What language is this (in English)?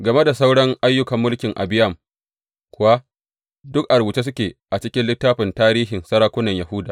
Hausa